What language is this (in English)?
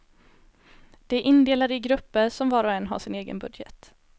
Swedish